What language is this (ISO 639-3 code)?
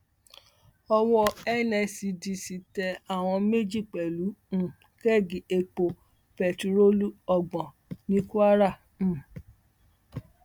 yor